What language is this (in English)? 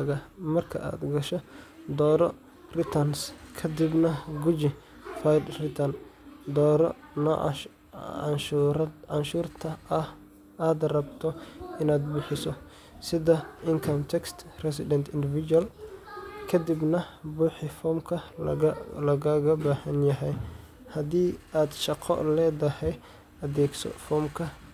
Somali